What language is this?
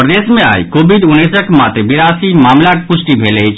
Maithili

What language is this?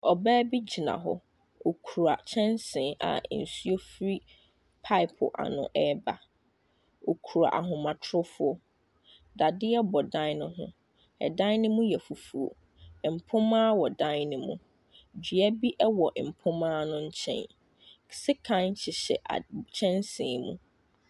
Akan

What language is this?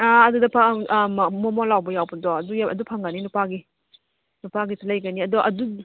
Manipuri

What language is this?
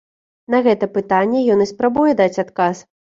Belarusian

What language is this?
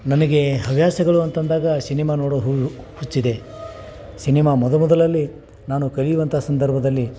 Kannada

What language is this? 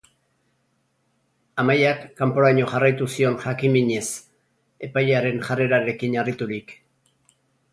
Basque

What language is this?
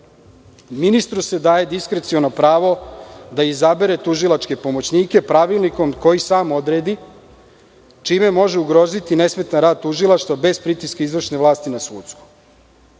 Serbian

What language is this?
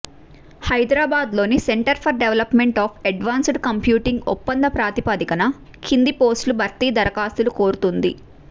Telugu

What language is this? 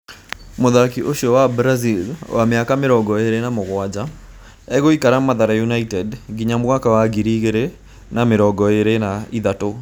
Kikuyu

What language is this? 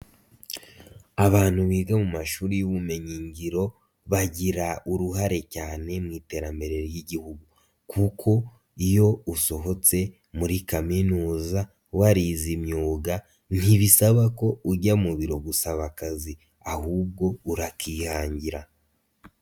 Kinyarwanda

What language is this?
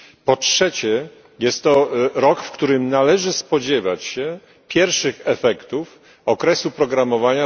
Polish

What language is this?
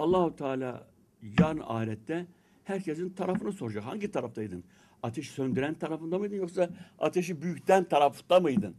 Turkish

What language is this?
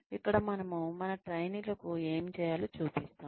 Telugu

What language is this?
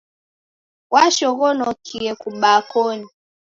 Taita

